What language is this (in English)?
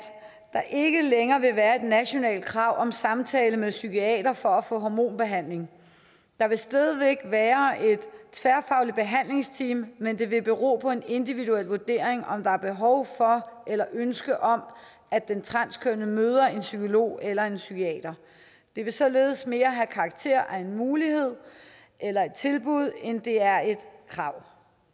Danish